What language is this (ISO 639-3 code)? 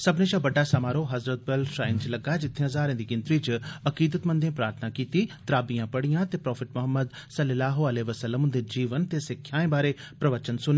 doi